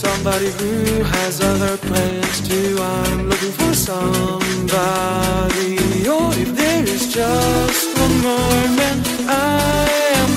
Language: Italian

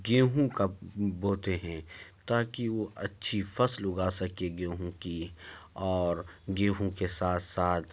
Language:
Urdu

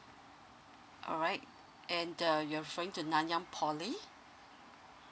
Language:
English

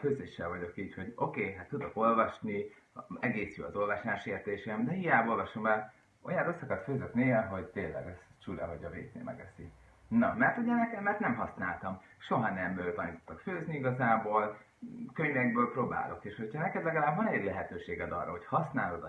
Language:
Hungarian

